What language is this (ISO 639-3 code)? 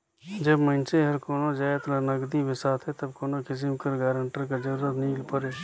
hne